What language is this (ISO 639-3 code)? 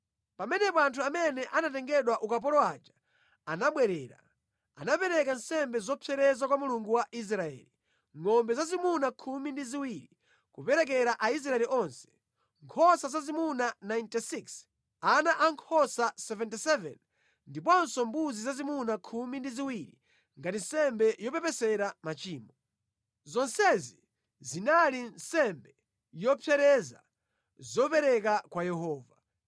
nya